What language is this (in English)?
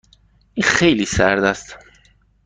Persian